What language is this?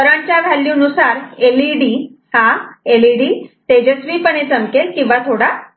Marathi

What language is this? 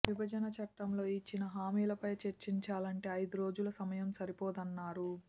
Telugu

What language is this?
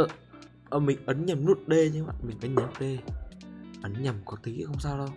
Vietnamese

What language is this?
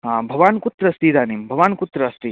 Sanskrit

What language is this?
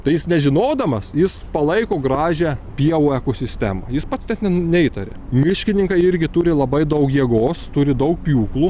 Lithuanian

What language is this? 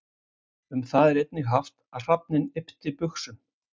Icelandic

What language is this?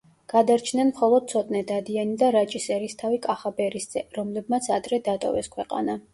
Georgian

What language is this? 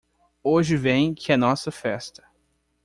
Portuguese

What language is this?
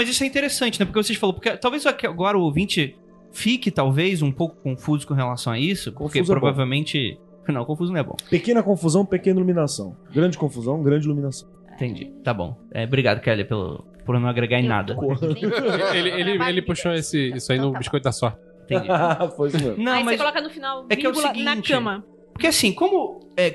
Portuguese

